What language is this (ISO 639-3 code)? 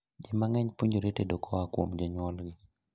luo